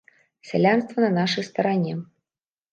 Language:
Belarusian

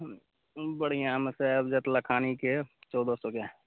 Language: Maithili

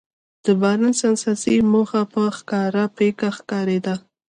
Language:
Pashto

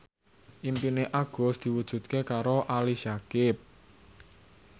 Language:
Javanese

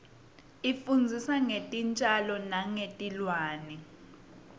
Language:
Swati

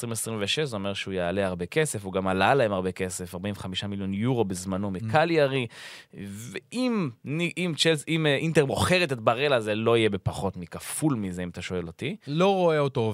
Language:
Hebrew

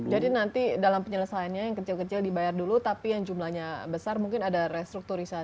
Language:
Indonesian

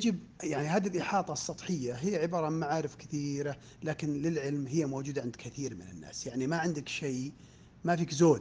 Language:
Arabic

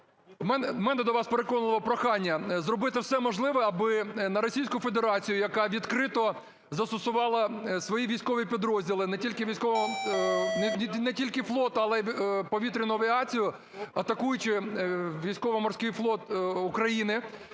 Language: Ukrainian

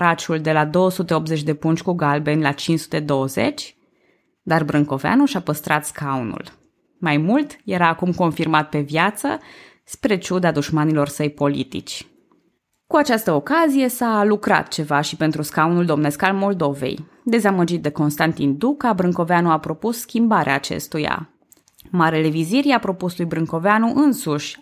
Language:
Romanian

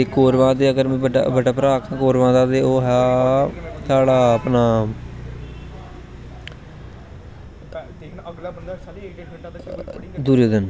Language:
Dogri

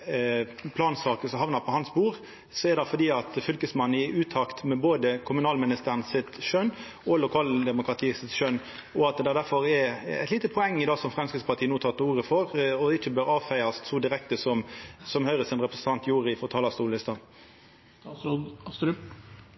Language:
Norwegian Nynorsk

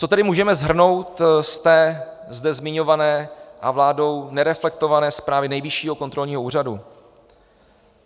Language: Czech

